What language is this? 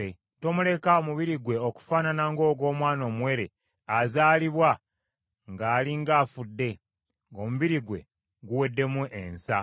Ganda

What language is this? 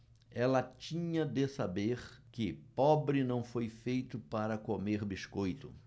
Portuguese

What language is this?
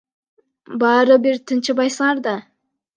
Kyrgyz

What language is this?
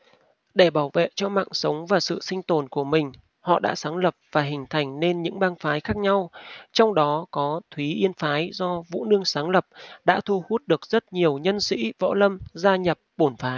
Vietnamese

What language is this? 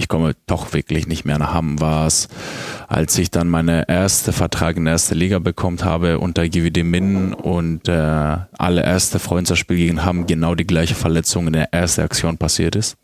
German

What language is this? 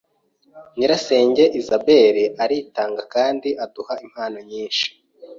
Kinyarwanda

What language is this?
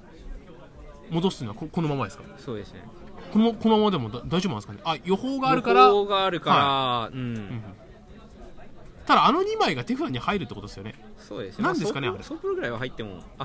Japanese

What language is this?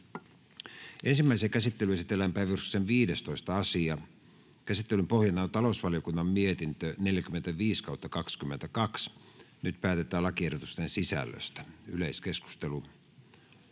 Finnish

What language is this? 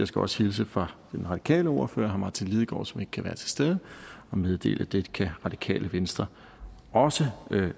Danish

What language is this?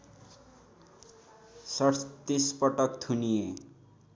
Nepali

